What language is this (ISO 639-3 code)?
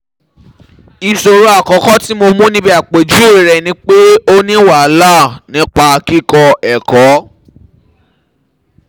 yor